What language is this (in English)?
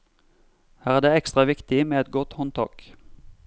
Norwegian